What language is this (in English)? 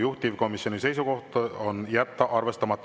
Estonian